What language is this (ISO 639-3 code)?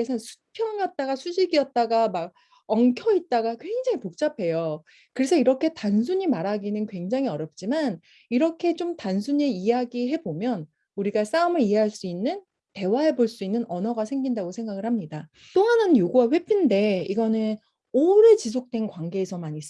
kor